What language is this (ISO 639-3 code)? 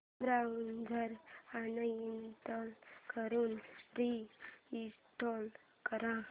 mar